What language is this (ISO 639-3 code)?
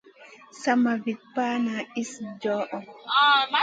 mcn